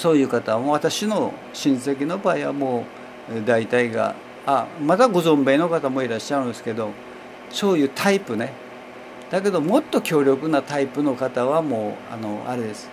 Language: Japanese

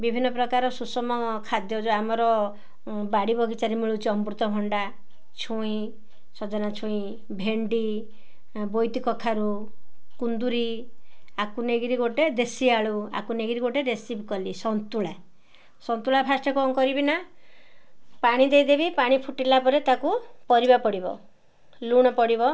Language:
Odia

